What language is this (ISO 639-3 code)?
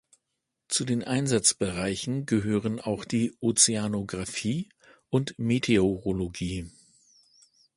deu